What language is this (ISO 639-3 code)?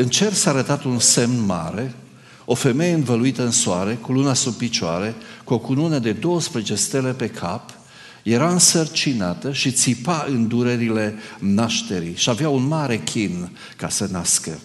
ron